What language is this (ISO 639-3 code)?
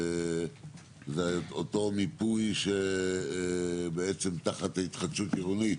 heb